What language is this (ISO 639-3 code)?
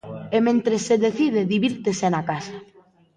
glg